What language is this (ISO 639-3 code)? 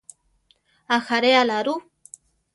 tar